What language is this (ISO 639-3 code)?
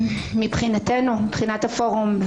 heb